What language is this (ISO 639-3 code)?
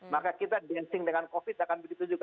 ind